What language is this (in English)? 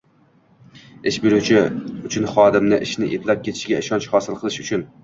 Uzbek